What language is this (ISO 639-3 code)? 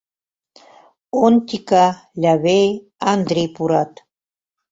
chm